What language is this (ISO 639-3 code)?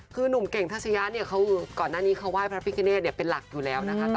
tha